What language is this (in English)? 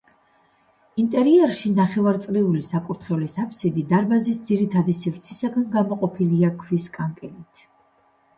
Georgian